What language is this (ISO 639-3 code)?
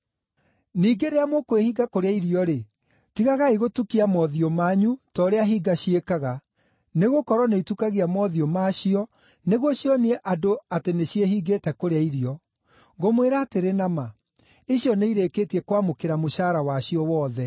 kik